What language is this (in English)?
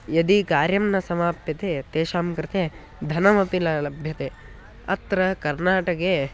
Sanskrit